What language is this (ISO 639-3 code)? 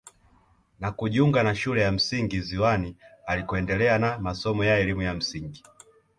swa